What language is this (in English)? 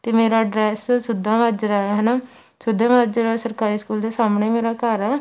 Punjabi